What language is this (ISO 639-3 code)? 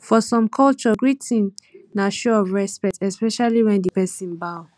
pcm